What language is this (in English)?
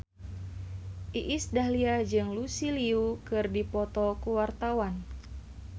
Sundanese